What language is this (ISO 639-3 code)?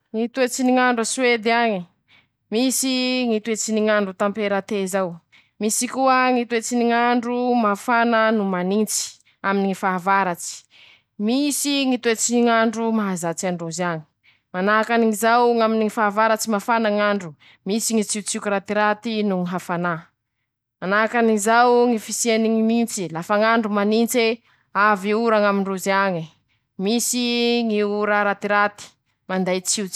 msh